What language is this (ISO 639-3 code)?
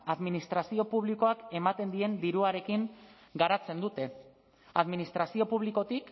eus